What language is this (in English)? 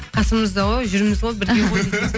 Kazakh